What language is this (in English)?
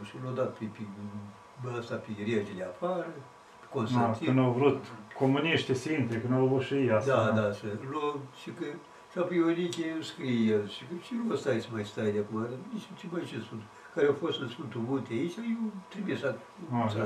Romanian